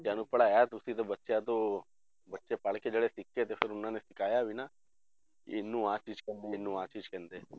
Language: Punjabi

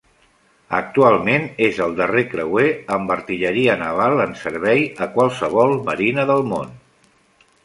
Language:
Catalan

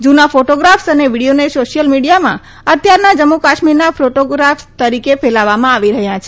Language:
Gujarati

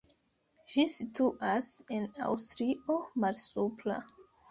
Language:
Esperanto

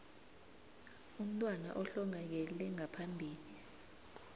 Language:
South Ndebele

